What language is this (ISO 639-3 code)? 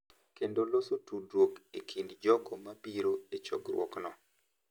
luo